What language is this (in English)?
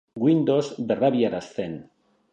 Basque